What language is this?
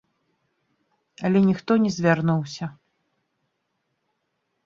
Belarusian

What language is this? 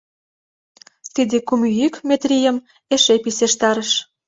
Mari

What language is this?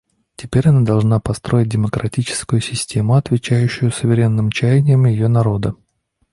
Russian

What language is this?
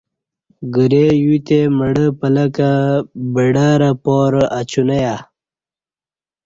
Kati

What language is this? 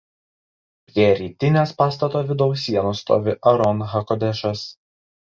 Lithuanian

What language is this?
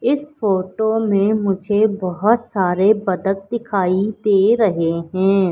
Hindi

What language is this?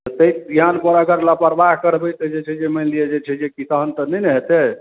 Maithili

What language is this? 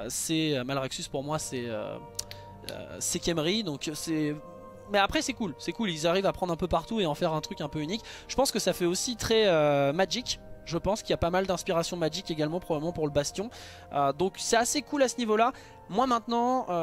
French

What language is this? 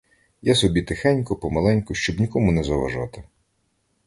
Ukrainian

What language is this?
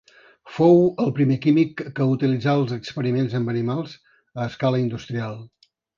Catalan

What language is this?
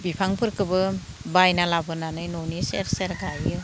Bodo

